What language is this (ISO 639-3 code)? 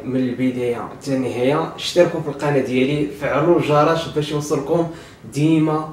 ara